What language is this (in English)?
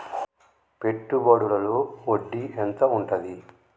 Telugu